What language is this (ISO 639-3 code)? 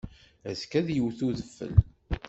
kab